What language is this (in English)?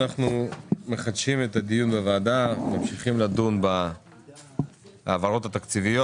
Hebrew